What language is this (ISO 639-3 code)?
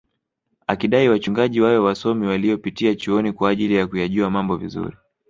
swa